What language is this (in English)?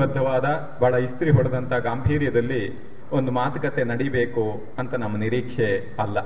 Kannada